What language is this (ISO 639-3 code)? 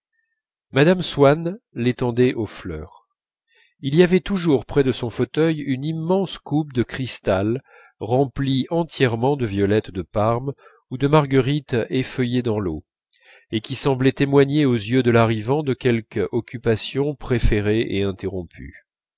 fra